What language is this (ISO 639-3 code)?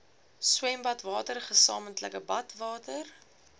afr